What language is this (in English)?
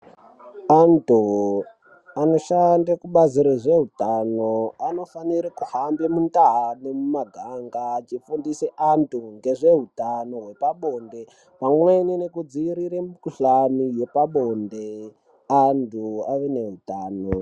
Ndau